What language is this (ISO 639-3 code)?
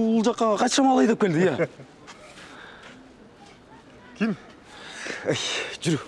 tur